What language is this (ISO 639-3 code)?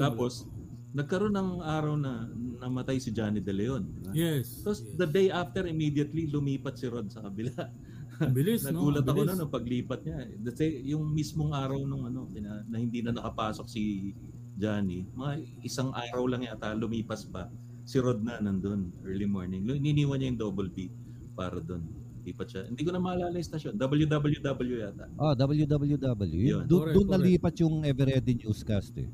fil